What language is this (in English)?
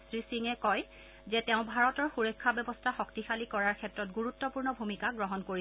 Assamese